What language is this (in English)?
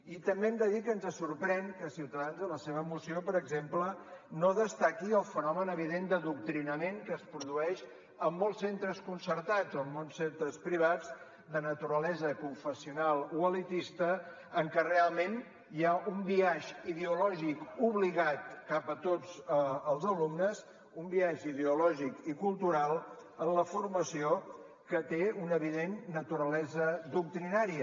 Catalan